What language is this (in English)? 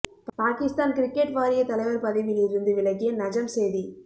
Tamil